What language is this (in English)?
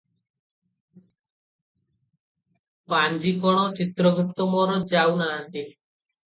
Odia